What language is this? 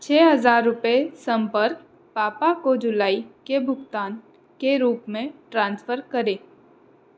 Hindi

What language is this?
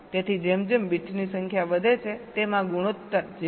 Gujarati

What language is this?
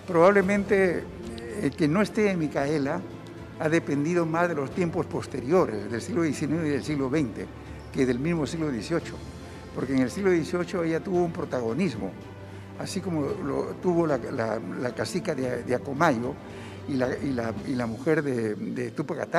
Spanish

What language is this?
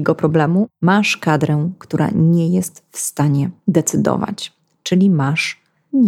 Polish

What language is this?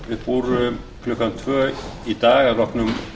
Icelandic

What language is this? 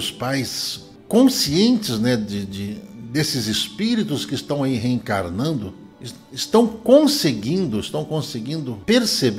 Portuguese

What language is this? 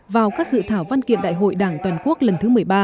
Vietnamese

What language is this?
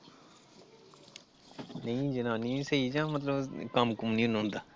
Punjabi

